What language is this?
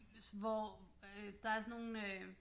Danish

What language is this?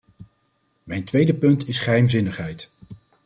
Dutch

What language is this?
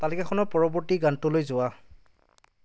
Assamese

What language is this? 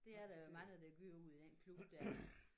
Danish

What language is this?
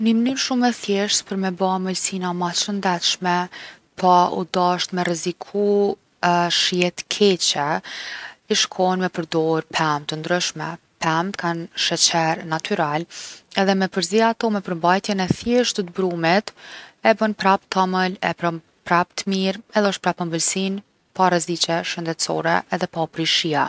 Gheg Albanian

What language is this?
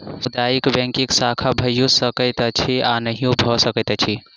Maithili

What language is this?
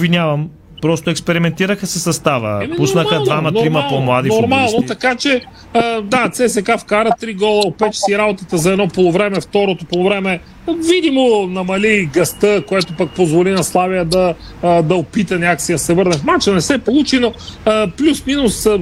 Bulgarian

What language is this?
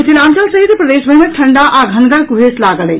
Maithili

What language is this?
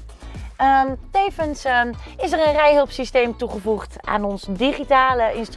Dutch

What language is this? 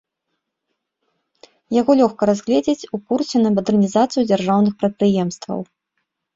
Belarusian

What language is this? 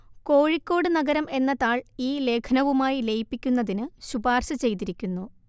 Malayalam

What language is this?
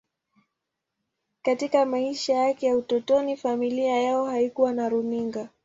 Swahili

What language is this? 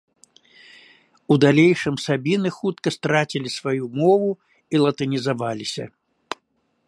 Belarusian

